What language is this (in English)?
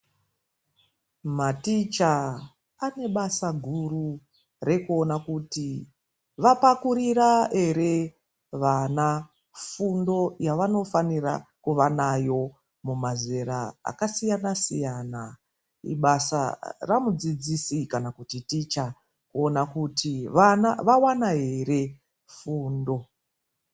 Ndau